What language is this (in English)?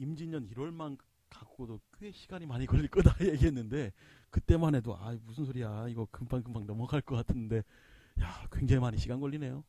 Korean